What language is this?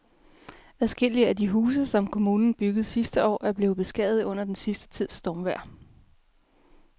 Danish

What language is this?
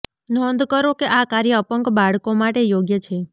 Gujarati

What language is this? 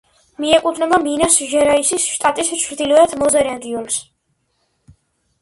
Georgian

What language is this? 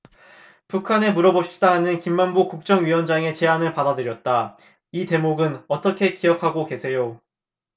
Korean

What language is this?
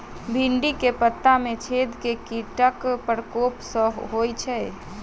Maithili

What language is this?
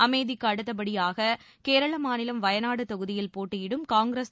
Tamil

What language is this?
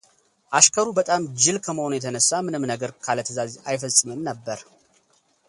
Amharic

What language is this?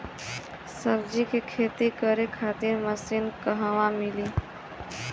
Bhojpuri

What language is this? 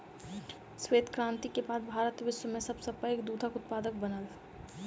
Maithili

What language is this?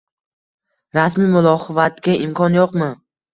Uzbek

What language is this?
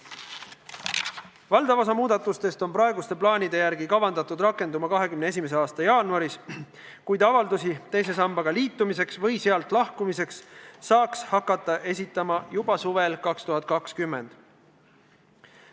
Estonian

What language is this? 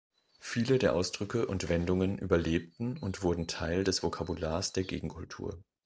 German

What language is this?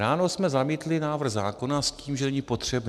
Czech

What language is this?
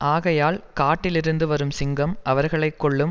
Tamil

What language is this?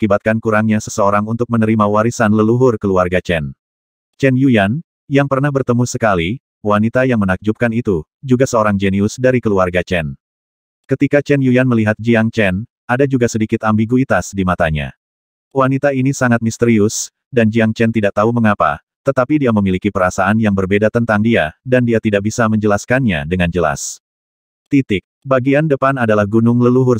Indonesian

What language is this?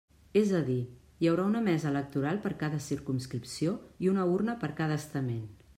Catalan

